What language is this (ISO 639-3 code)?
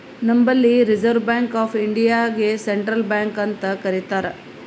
kan